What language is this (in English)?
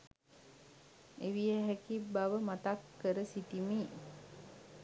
Sinhala